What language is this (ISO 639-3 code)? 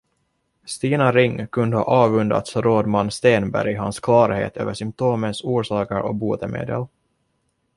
swe